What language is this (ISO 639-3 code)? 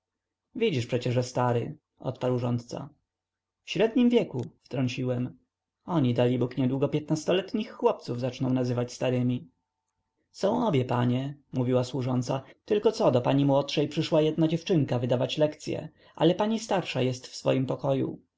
pol